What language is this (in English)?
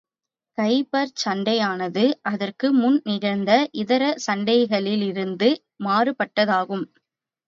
Tamil